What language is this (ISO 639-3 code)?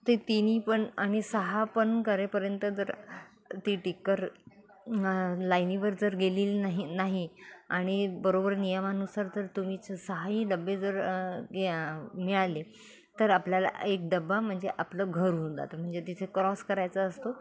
mar